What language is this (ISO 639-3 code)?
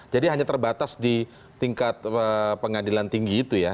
ind